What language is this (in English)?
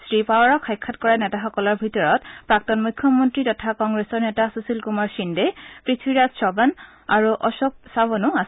Assamese